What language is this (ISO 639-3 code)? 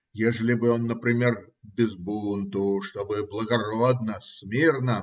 rus